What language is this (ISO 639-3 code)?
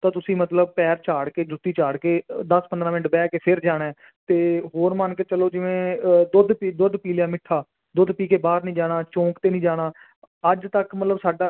pan